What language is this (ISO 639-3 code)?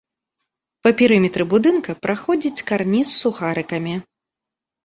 bel